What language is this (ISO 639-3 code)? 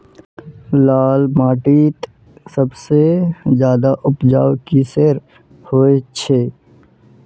mag